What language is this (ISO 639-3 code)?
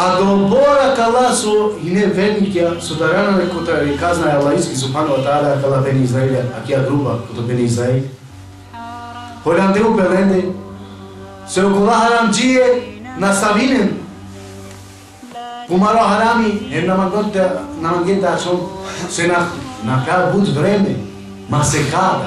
ara